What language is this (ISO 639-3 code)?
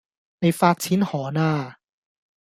yue